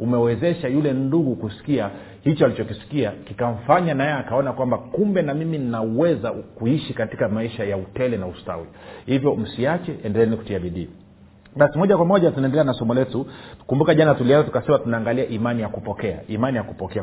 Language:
Swahili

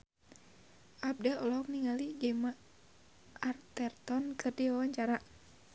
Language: Sundanese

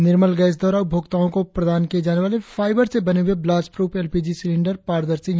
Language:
Hindi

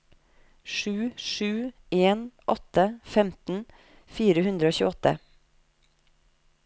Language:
Norwegian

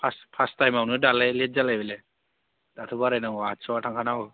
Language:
Bodo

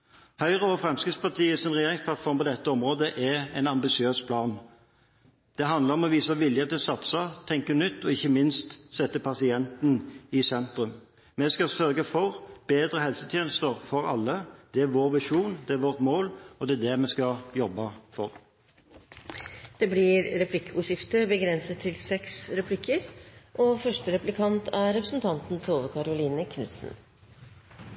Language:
Norwegian Bokmål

